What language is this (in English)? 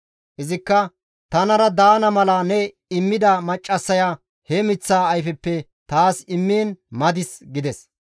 Gamo